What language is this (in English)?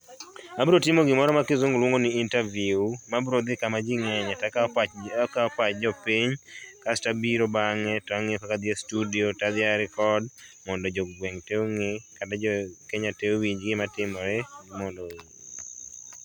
Luo (Kenya and Tanzania)